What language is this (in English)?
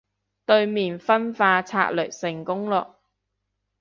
Cantonese